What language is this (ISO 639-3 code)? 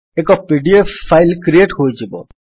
ori